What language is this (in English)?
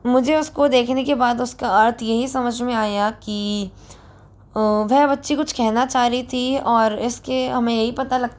Hindi